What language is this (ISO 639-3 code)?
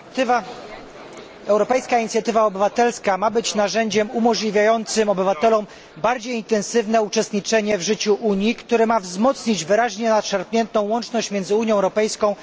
pol